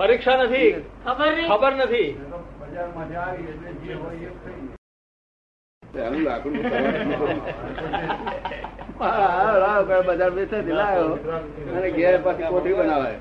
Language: Gujarati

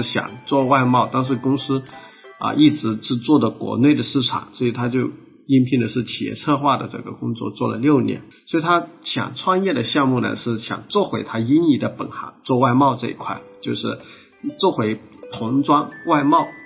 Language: Chinese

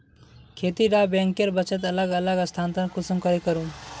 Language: Magahi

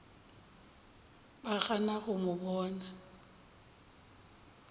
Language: Northern Sotho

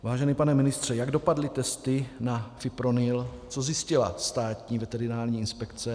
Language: Czech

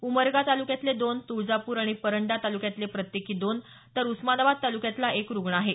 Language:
Marathi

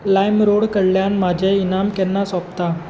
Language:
Konkani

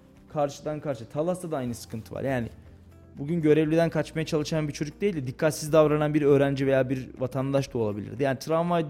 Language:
Turkish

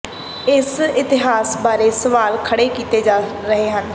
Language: Punjabi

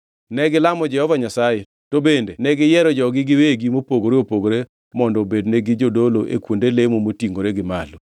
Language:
Luo (Kenya and Tanzania)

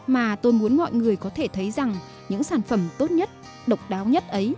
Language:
Vietnamese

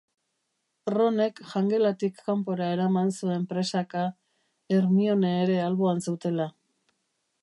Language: Basque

